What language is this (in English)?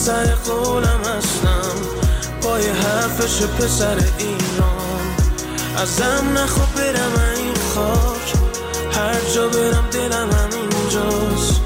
Persian